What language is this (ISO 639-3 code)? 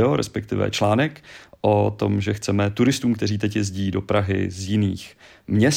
ces